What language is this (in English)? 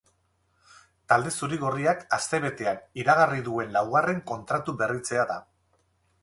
Basque